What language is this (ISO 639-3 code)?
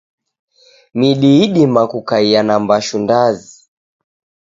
dav